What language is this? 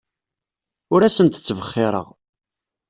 Kabyle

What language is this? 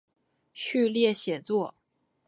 Chinese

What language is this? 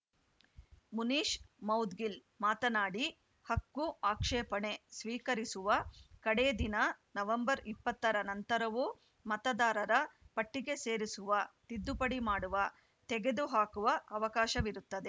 Kannada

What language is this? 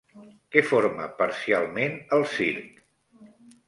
Catalan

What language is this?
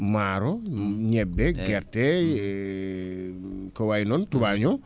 Fula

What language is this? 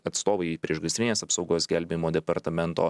Lithuanian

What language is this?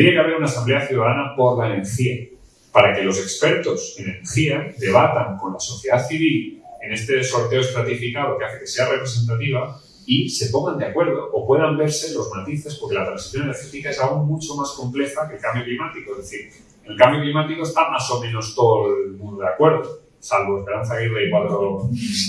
Spanish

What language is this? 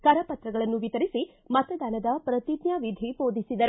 Kannada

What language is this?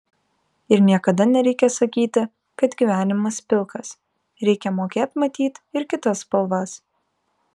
Lithuanian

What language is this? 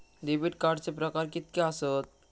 Marathi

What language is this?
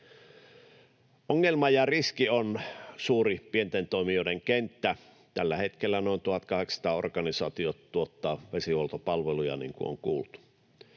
Finnish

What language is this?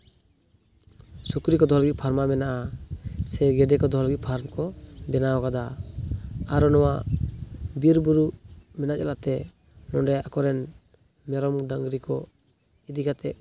Santali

